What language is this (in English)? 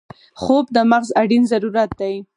Pashto